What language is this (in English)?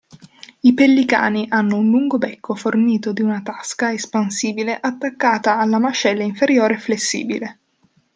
Italian